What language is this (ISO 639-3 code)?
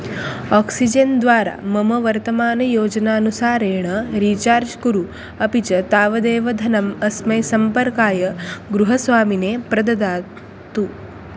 san